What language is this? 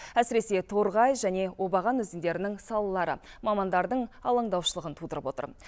Kazakh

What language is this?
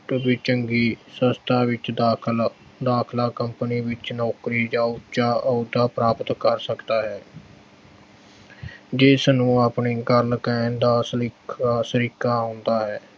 Punjabi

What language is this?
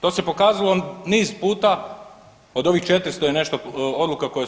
Croatian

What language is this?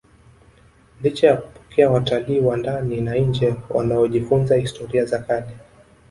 Swahili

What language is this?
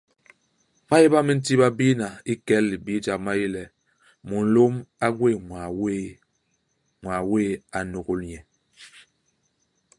Basaa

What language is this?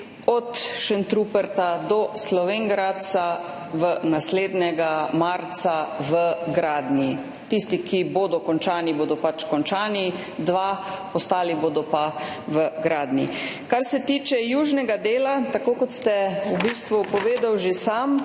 Slovenian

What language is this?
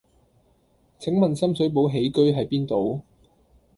Cantonese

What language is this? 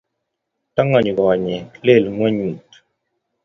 Kalenjin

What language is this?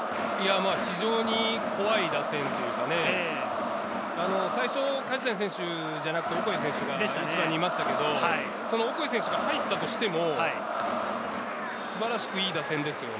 Japanese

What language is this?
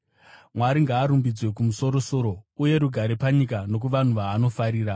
Shona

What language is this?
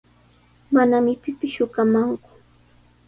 Sihuas Ancash Quechua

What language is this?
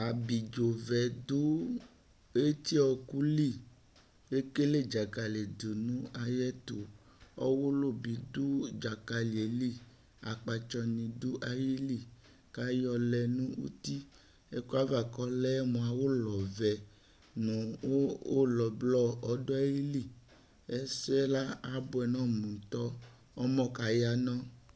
Ikposo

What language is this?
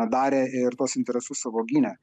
Lithuanian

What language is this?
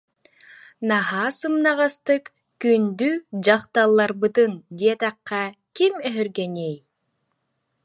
Yakut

